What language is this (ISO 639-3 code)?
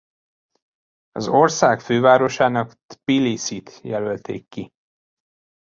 hun